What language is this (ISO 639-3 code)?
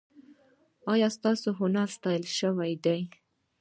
pus